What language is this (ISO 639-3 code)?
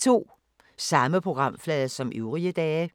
dan